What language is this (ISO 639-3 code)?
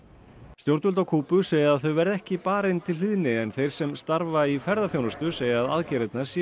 isl